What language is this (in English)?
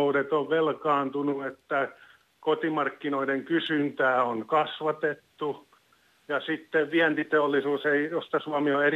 Finnish